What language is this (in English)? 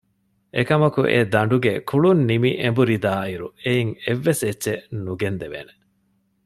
Divehi